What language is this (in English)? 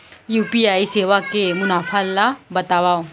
Chhattisgarhi